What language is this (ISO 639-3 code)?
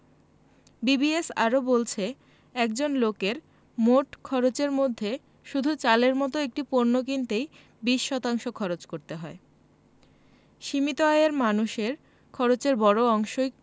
ben